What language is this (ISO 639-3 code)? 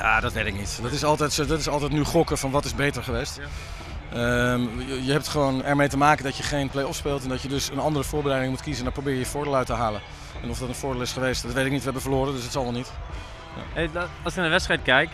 nld